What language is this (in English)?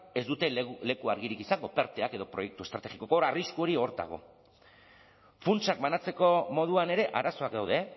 Basque